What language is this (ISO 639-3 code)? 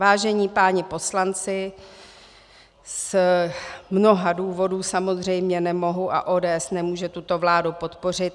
ces